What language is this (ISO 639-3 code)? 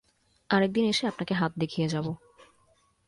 ben